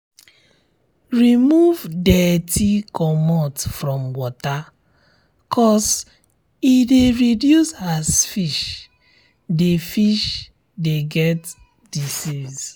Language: Nigerian Pidgin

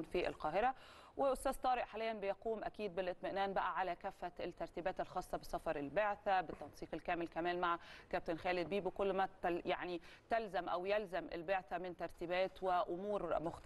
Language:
Arabic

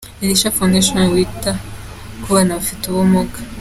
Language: Kinyarwanda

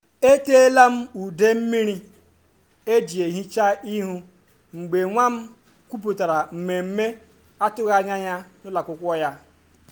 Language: Igbo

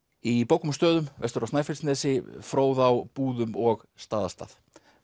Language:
Icelandic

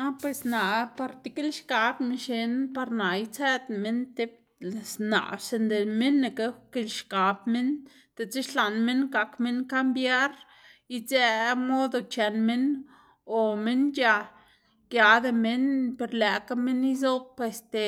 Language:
Xanaguía Zapotec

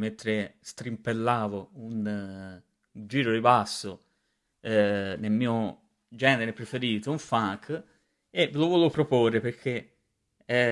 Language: Italian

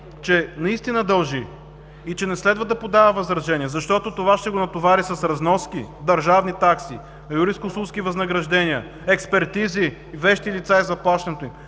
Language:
Bulgarian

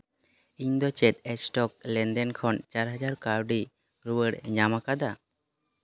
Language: Santali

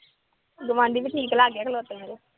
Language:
Punjabi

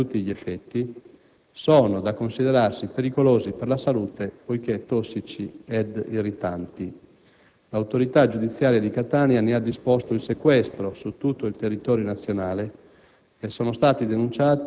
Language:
Italian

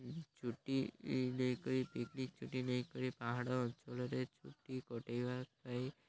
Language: Odia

